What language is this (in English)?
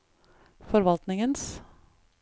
Norwegian